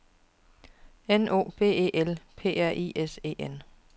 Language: Danish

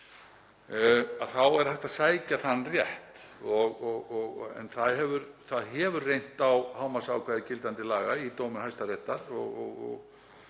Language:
Icelandic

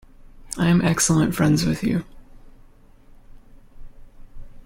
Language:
English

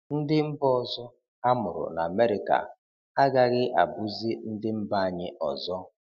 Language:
Igbo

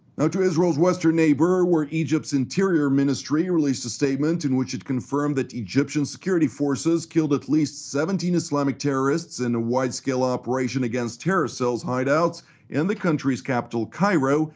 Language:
English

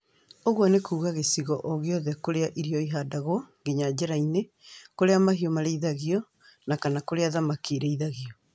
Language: Kikuyu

